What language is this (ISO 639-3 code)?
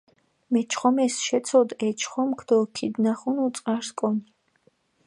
xmf